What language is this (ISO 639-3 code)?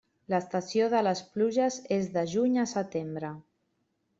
cat